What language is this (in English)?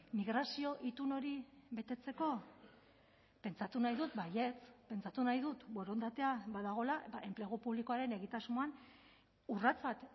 Basque